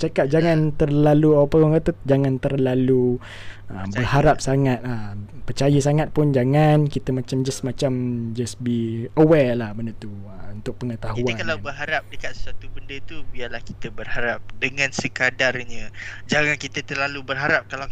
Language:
Malay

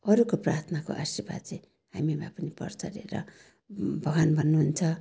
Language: Nepali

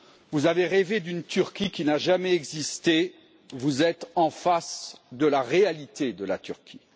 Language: French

